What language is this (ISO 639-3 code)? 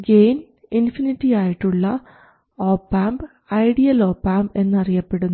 mal